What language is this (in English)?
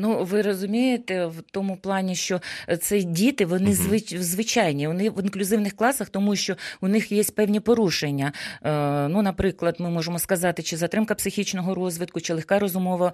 Ukrainian